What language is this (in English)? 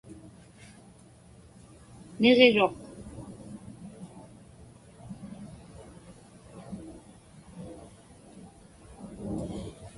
Inupiaq